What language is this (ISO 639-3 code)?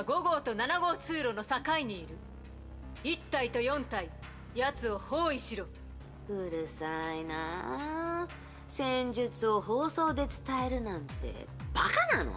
jpn